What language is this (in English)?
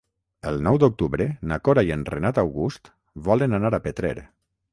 Catalan